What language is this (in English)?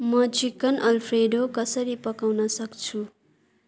Nepali